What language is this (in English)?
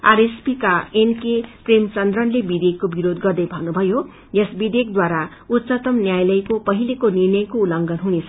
Nepali